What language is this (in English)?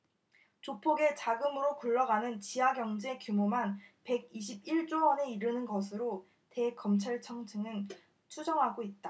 Korean